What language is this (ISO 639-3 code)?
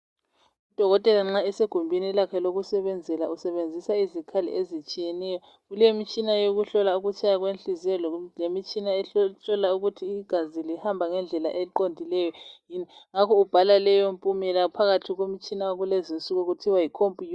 nde